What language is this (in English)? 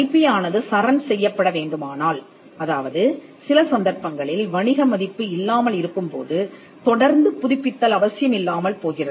Tamil